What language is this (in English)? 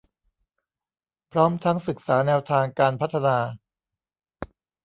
Thai